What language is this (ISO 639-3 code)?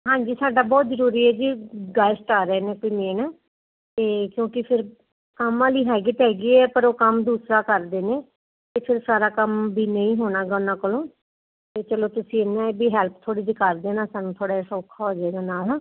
pan